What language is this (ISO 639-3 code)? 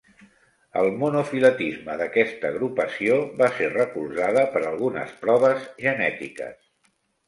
cat